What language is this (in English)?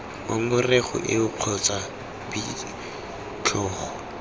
Tswana